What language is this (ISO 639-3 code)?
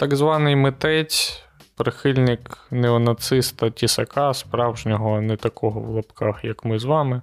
ukr